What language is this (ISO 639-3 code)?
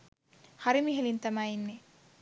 sin